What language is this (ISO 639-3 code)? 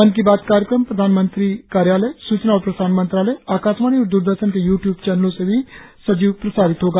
hin